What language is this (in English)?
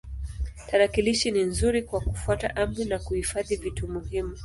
Swahili